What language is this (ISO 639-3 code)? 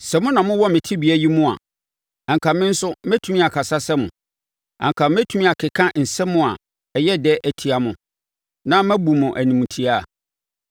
aka